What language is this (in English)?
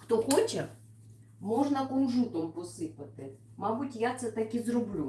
Russian